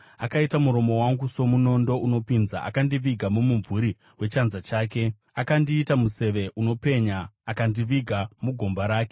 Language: Shona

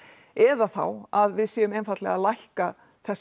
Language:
Icelandic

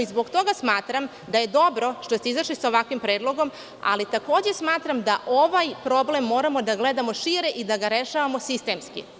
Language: Serbian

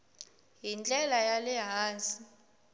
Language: Tsonga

